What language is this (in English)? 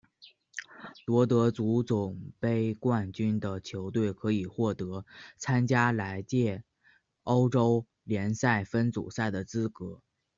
Chinese